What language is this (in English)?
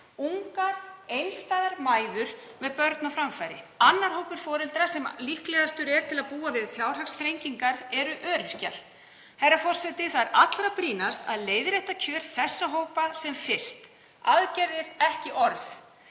Icelandic